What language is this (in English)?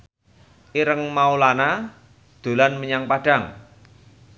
Javanese